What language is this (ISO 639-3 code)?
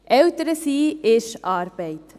gsw